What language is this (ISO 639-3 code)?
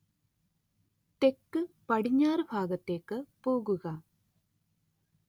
mal